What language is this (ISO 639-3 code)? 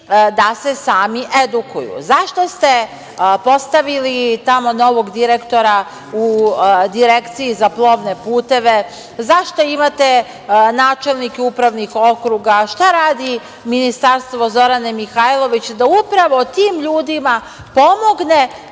srp